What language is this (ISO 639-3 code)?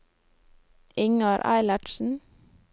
nor